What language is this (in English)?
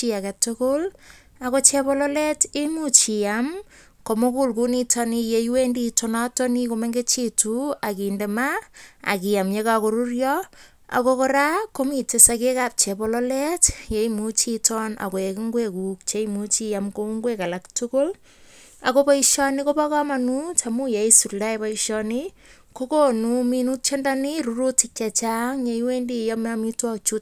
Kalenjin